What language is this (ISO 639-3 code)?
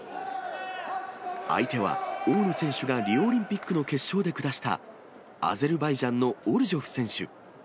jpn